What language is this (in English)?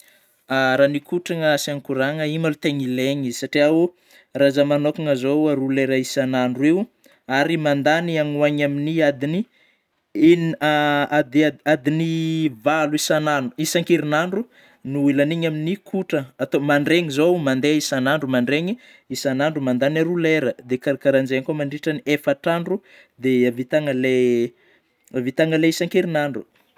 Northern Betsimisaraka Malagasy